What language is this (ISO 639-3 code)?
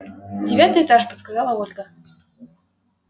rus